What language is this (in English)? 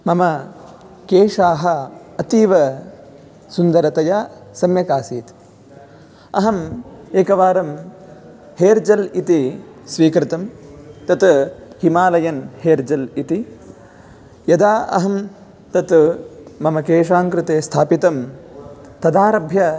Sanskrit